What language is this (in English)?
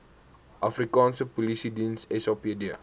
Afrikaans